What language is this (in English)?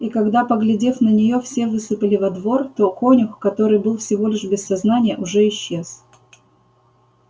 Russian